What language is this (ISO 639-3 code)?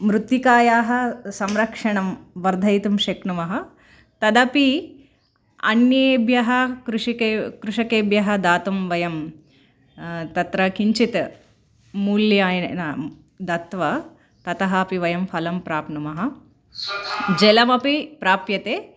san